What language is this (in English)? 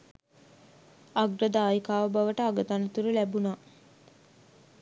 Sinhala